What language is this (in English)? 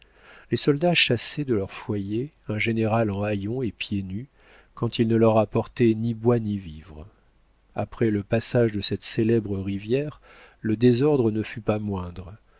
French